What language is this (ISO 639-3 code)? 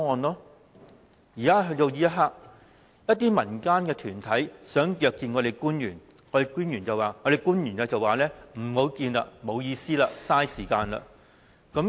yue